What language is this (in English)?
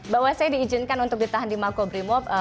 Indonesian